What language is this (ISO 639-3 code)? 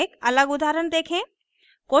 hin